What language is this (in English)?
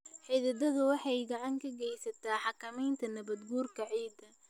Somali